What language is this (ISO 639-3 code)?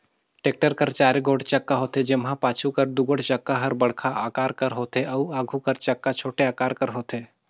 hne